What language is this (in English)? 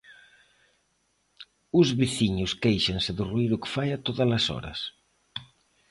Galician